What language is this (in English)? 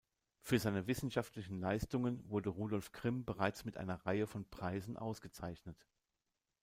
German